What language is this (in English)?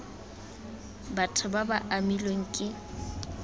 Tswana